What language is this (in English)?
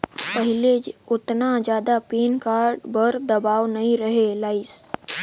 Chhattisgarhi